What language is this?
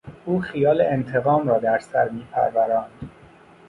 Persian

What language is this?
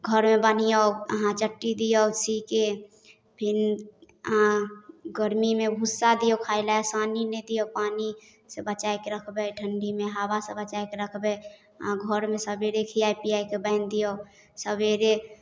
Maithili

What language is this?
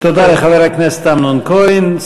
Hebrew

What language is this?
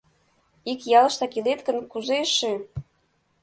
Mari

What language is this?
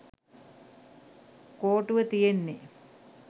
Sinhala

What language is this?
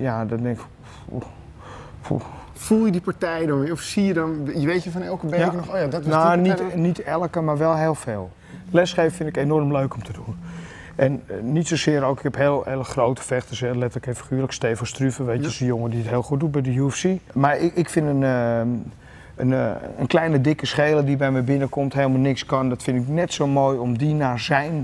Dutch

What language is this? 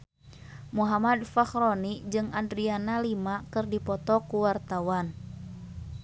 Sundanese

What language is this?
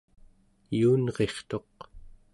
Central Yupik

